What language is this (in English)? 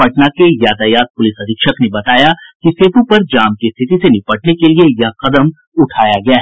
Hindi